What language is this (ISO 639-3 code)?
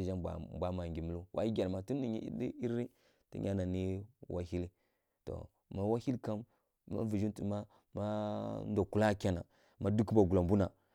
fkk